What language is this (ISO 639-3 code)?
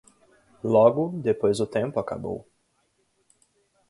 por